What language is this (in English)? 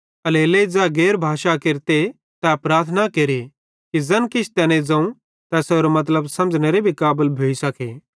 Bhadrawahi